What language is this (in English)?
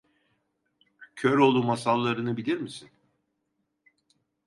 Turkish